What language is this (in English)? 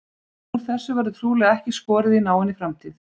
Icelandic